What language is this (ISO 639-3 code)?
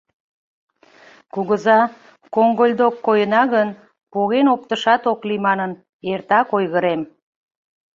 chm